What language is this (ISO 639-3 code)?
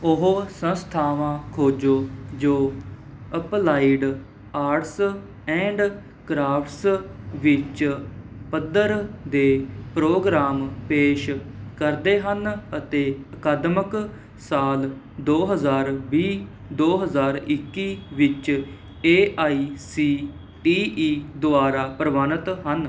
pan